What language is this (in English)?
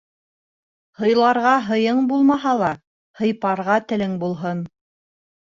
Bashkir